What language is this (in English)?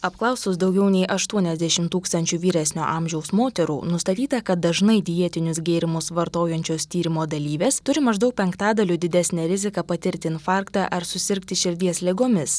Lithuanian